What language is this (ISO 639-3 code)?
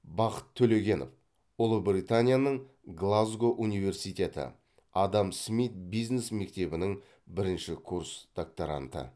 kaz